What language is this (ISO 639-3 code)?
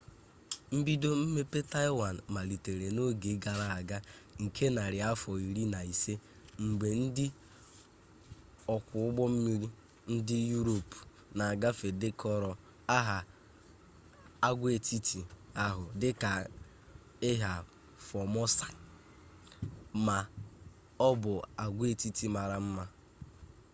ibo